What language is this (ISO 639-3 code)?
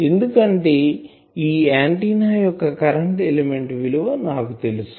tel